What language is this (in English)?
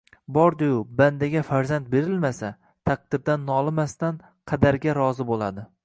Uzbek